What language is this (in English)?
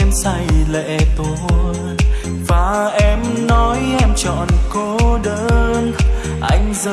Vietnamese